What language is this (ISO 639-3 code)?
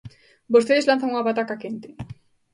glg